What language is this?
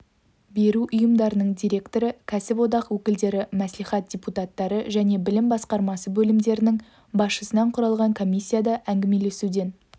Kazakh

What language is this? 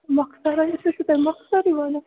Kashmiri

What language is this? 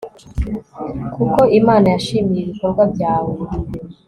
Kinyarwanda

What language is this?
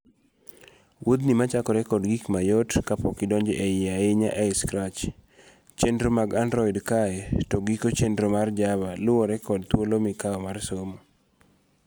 Luo (Kenya and Tanzania)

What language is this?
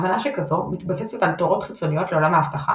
Hebrew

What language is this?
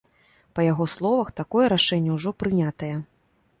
Belarusian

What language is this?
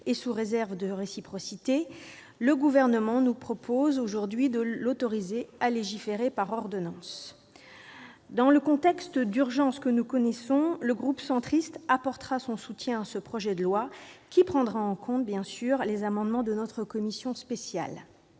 French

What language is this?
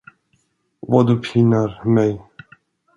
Swedish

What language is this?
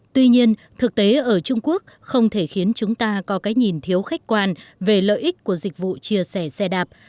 Vietnamese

